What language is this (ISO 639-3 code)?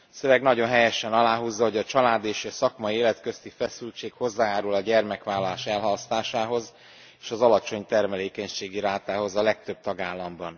hun